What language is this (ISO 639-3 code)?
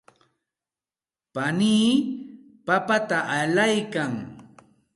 qxt